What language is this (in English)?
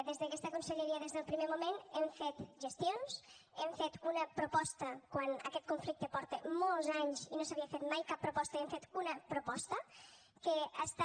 Catalan